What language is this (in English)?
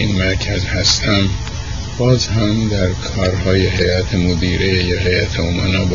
Persian